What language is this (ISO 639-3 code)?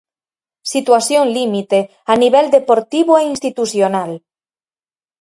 glg